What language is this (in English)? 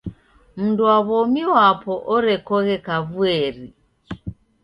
Taita